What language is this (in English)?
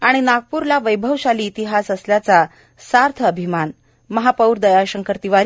Marathi